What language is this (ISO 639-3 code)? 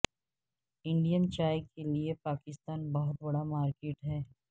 urd